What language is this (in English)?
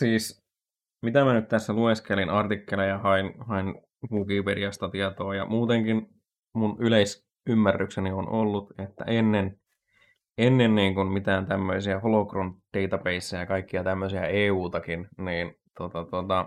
Finnish